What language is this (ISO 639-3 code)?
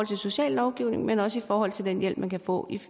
dan